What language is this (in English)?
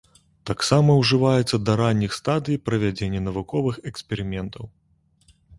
Belarusian